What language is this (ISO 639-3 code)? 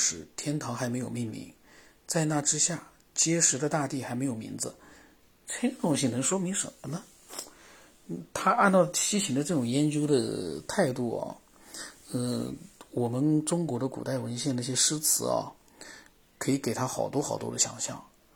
zho